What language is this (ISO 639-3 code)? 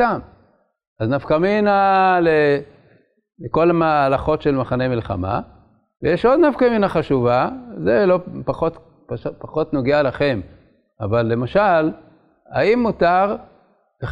heb